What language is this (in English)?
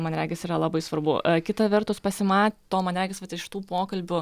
Lithuanian